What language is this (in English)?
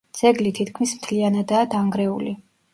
Georgian